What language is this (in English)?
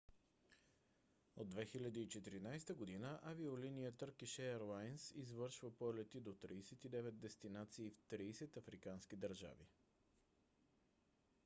Bulgarian